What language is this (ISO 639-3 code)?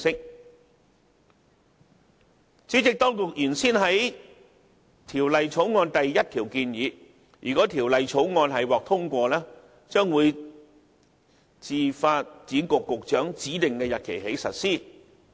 yue